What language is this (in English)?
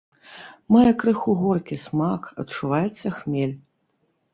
Belarusian